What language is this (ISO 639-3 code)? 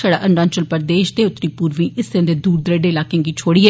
doi